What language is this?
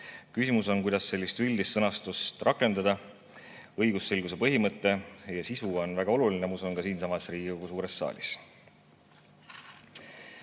Estonian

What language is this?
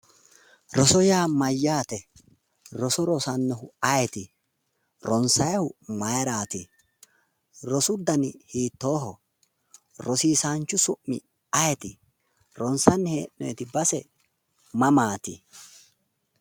Sidamo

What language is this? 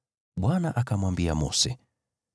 Swahili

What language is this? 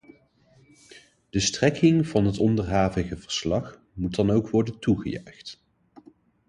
Dutch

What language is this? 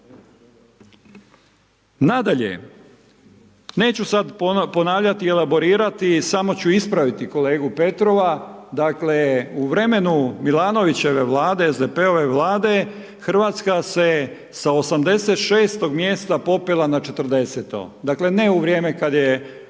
Croatian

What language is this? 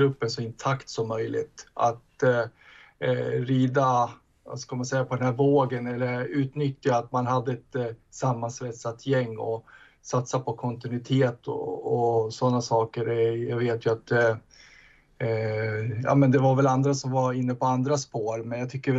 Swedish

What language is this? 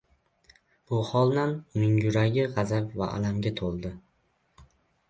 Uzbek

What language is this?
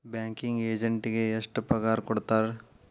Kannada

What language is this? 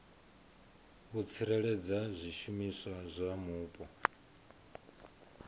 Venda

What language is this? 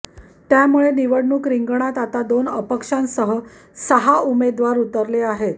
Marathi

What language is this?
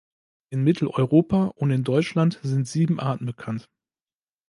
German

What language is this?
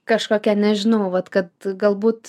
Lithuanian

